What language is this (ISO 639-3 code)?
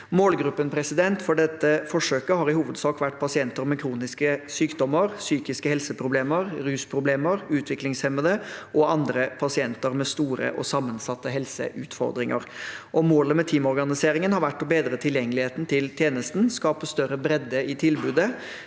nor